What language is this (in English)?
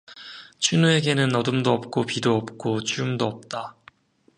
Korean